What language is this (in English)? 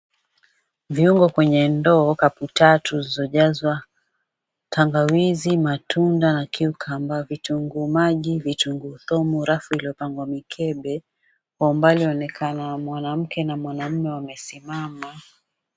Swahili